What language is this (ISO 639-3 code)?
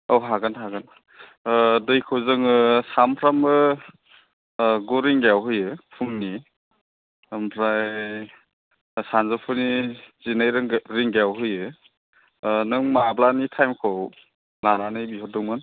brx